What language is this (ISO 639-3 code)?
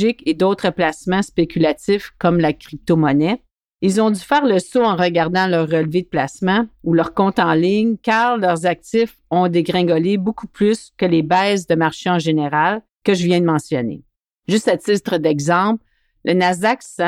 fra